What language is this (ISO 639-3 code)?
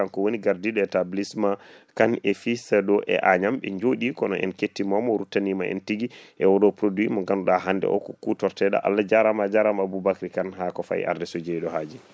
ful